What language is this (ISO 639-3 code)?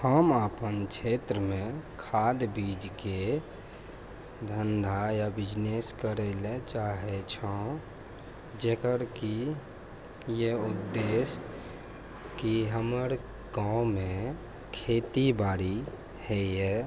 mai